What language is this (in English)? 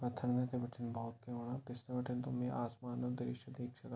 Garhwali